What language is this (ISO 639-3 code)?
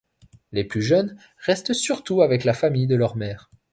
fra